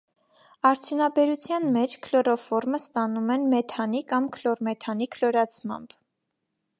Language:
Armenian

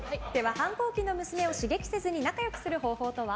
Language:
Japanese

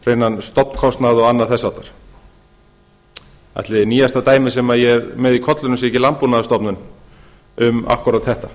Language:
Icelandic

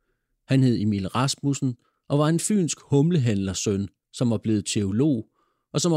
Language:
Danish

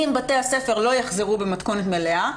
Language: Hebrew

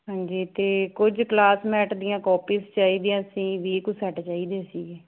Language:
Punjabi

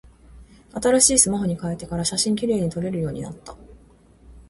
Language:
Japanese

